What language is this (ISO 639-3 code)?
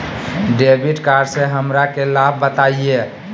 mag